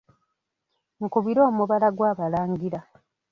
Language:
Ganda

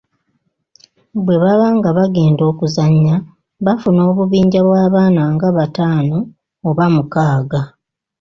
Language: Ganda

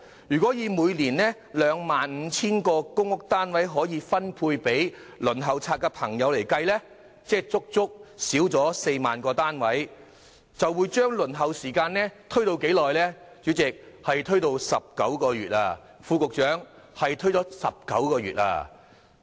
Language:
Cantonese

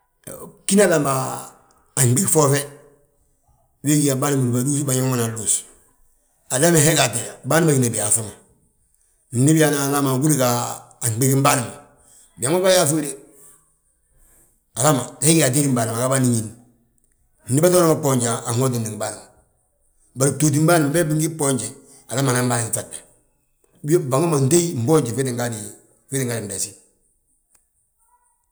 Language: Balanta-Ganja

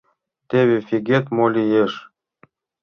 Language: Mari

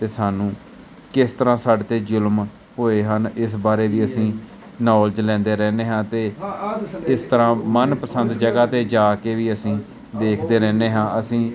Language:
Punjabi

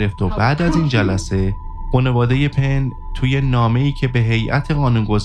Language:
Persian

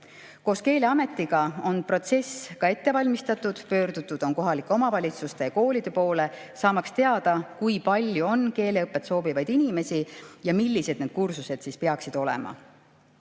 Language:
Estonian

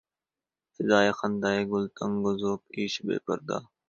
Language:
Urdu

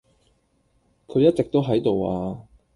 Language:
Cantonese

